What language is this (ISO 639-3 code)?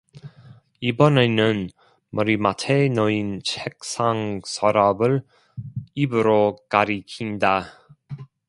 kor